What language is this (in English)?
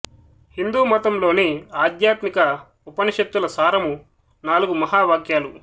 Telugu